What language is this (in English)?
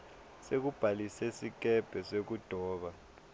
Swati